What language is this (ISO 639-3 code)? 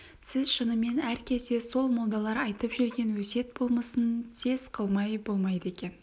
kaz